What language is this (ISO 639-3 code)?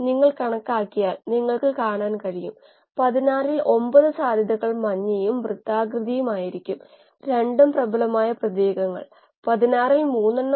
mal